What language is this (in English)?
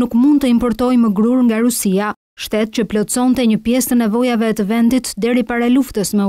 Romanian